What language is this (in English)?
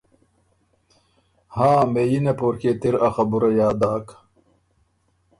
Ormuri